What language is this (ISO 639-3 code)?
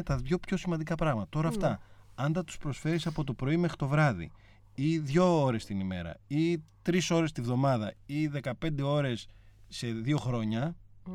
ell